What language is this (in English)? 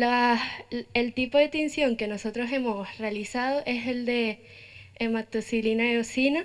Spanish